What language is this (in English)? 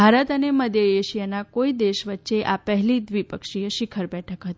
Gujarati